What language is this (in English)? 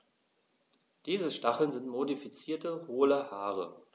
German